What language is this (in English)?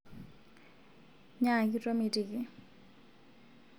Masai